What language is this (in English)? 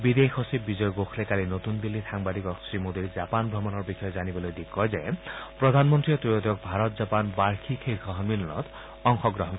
Assamese